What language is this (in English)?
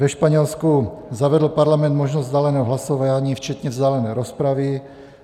Czech